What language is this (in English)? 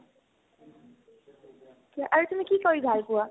Assamese